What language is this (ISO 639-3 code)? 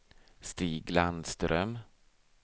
swe